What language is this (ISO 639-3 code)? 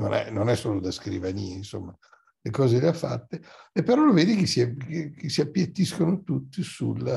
ita